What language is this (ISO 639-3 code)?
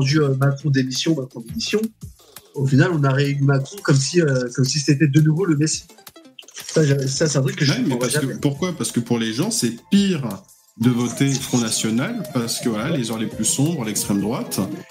fra